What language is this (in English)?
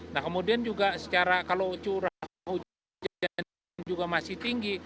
Indonesian